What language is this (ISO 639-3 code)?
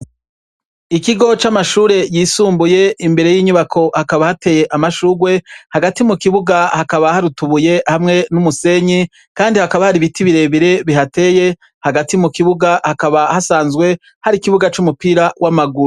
run